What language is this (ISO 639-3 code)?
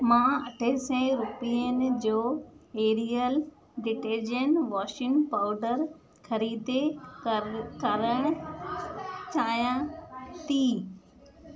snd